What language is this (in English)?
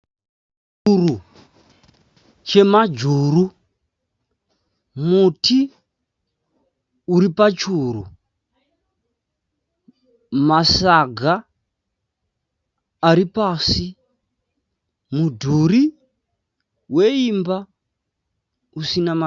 Shona